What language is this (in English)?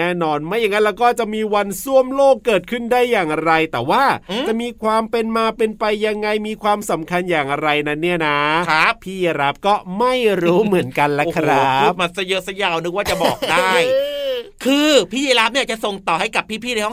Thai